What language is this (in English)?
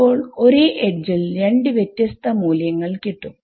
Malayalam